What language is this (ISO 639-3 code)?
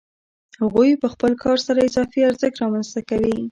pus